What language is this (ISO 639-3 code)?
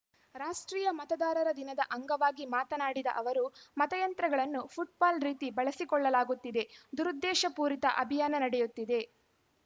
kan